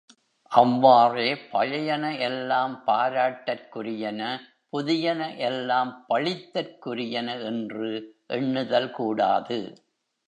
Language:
Tamil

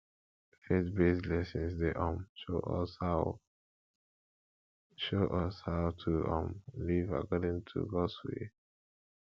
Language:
Nigerian Pidgin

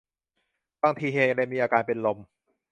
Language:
Thai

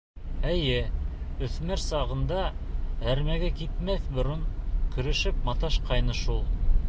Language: Bashkir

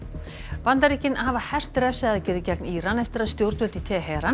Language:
Icelandic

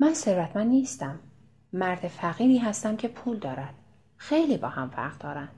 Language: Persian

